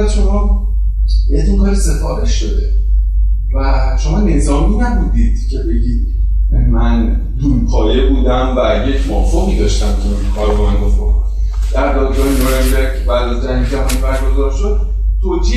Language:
Persian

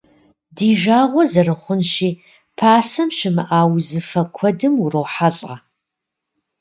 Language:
Kabardian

